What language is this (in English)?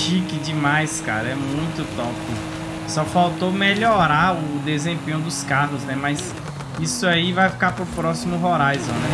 Portuguese